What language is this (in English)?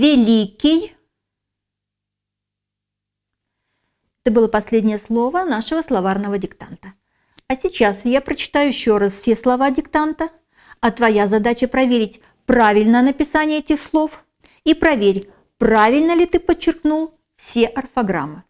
Russian